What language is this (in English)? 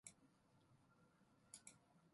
Japanese